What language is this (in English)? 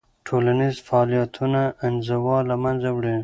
Pashto